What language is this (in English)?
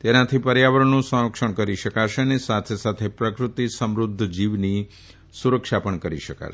Gujarati